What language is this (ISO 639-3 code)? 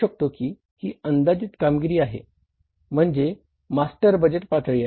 mar